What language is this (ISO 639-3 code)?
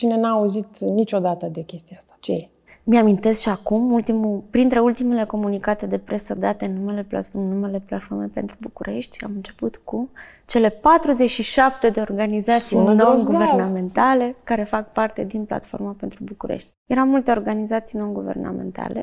ron